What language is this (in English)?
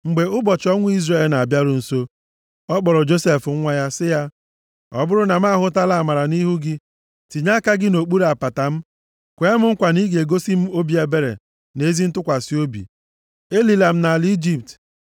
Igbo